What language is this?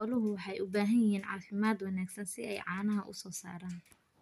Somali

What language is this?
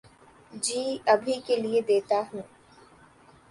Urdu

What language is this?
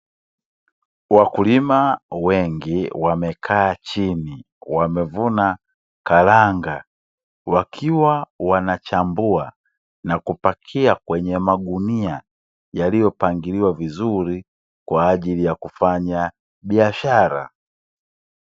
Swahili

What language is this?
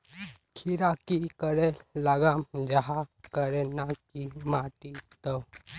Magahi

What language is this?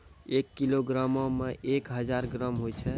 Maithili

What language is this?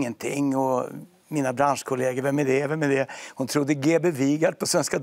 Swedish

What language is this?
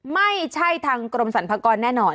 Thai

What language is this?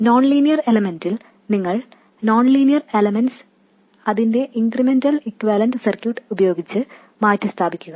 Malayalam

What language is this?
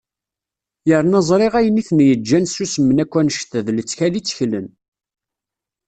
Kabyle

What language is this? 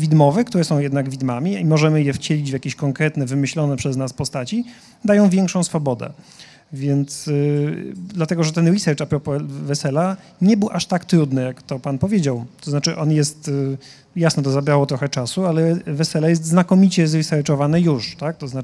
Polish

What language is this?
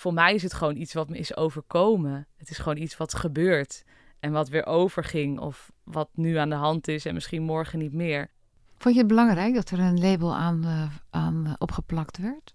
Dutch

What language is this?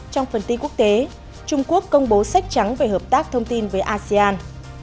Vietnamese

